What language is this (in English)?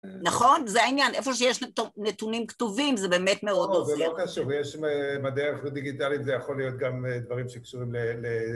Hebrew